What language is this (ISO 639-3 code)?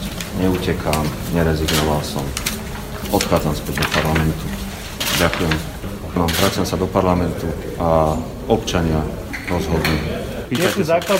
slk